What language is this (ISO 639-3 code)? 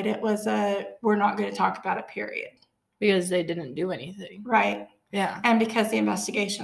eng